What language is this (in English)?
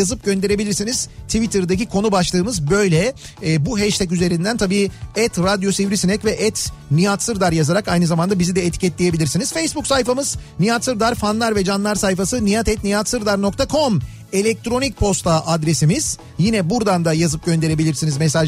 Turkish